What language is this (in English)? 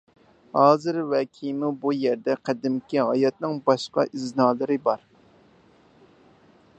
Uyghur